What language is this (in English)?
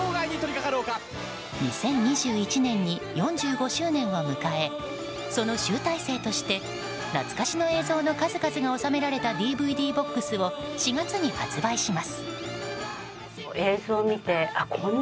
Japanese